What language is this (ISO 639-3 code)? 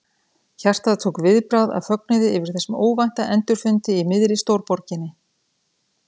isl